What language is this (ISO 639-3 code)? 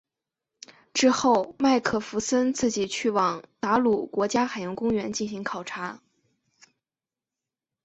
zho